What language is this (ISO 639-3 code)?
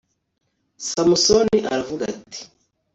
kin